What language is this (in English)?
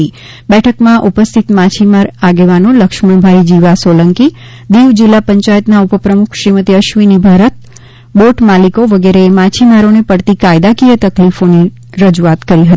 Gujarati